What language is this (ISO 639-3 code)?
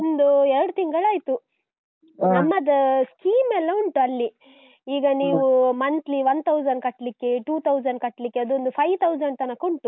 kan